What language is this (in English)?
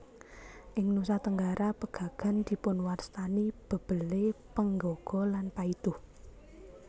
Javanese